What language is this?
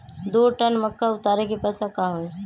Magahi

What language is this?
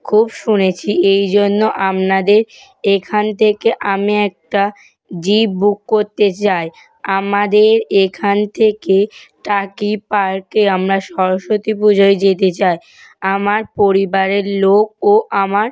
Bangla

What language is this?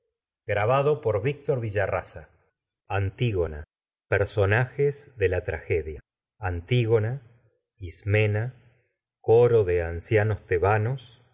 Spanish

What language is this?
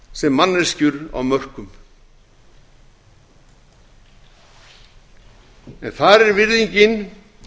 Icelandic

